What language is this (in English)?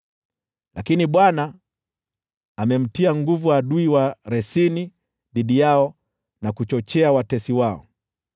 Swahili